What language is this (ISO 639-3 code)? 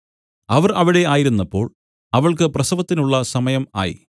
mal